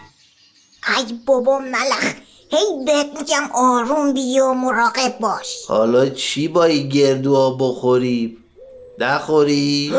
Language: Persian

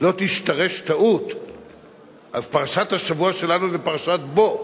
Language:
Hebrew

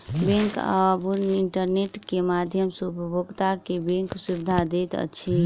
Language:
Maithili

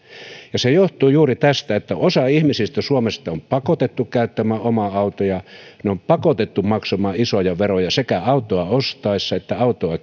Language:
Finnish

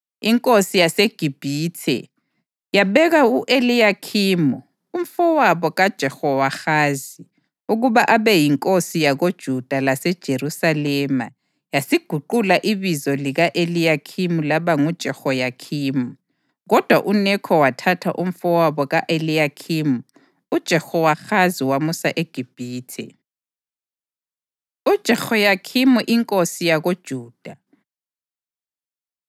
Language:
North Ndebele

